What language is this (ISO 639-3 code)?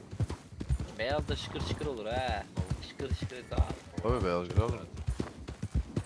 tur